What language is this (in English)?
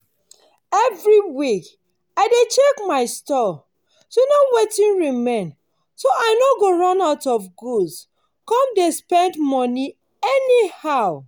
Nigerian Pidgin